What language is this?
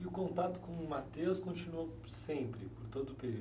Portuguese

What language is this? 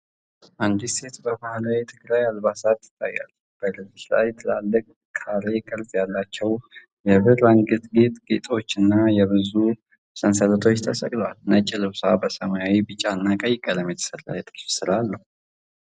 Amharic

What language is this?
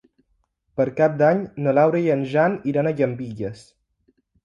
Catalan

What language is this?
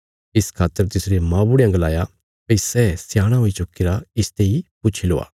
Bilaspuri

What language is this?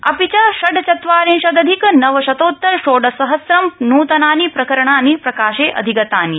Sanskrit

